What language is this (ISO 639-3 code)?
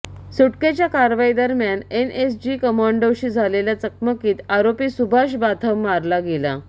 mar